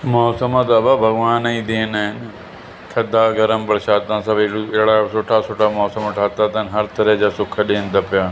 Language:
Sindhi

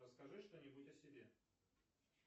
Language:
Russian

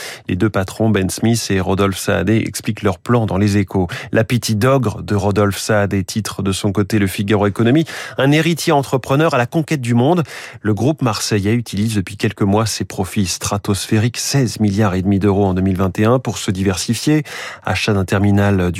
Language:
French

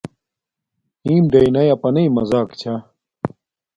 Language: Domaaki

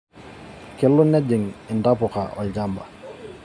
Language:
Masai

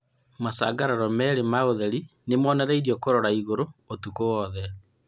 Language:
Kikuyu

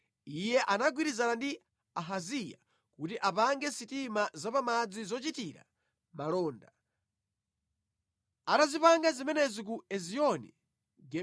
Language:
Nyanja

